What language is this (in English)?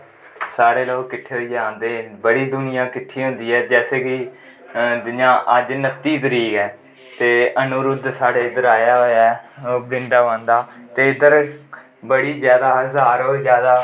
Dogri